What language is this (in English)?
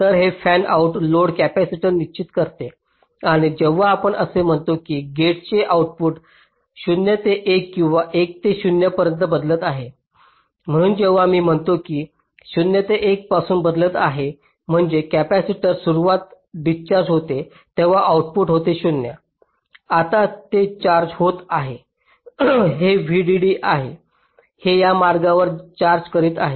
Marathi